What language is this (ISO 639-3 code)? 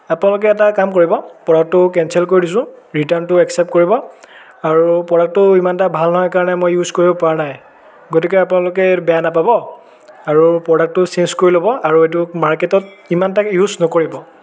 asm